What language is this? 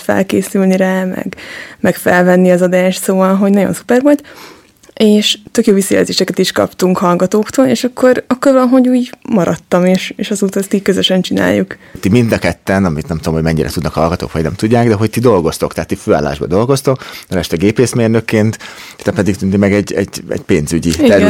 Hungarian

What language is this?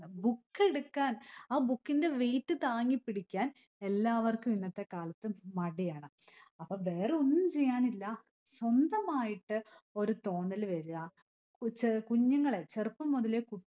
Malayalam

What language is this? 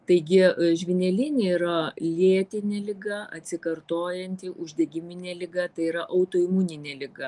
Lithuanian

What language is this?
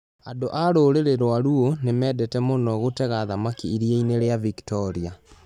Kikuyu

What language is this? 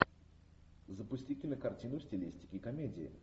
Russian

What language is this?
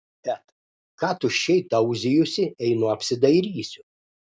Lithuanian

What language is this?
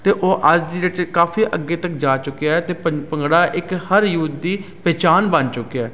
Punjabi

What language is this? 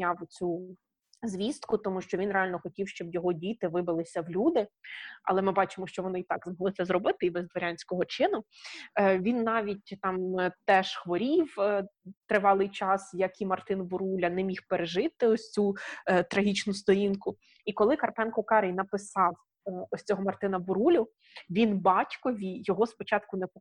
Ukrainian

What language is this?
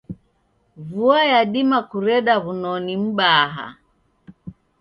Taita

